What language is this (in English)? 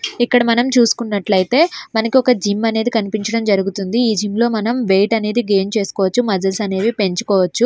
Telugu